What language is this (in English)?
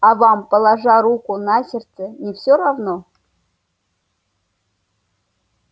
Russian